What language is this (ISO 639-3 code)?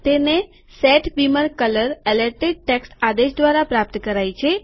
guj